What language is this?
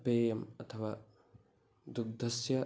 Sanskrit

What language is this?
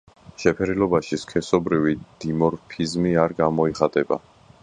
Georgian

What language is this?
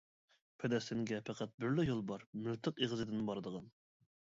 Uyghur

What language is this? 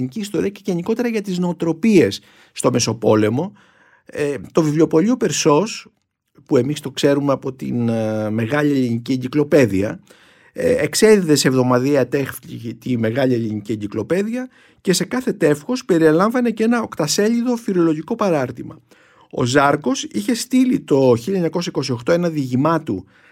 Greek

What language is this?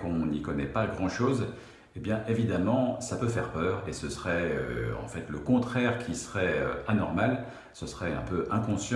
French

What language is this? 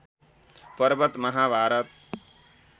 Nepali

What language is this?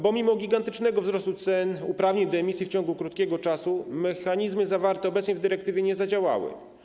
Polish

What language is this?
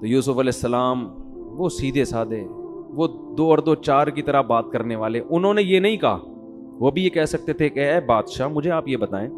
Urdu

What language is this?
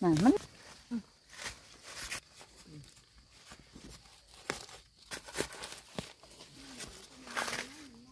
Thai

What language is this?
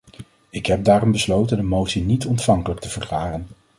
Dutch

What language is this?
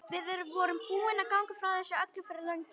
Icelandic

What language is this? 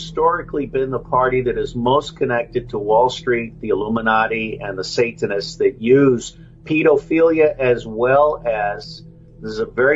Indonesian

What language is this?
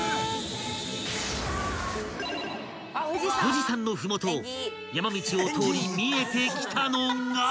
Japanese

